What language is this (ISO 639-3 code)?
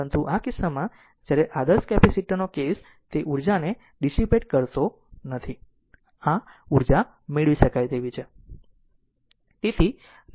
guj